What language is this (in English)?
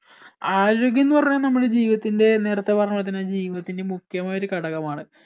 Malayalam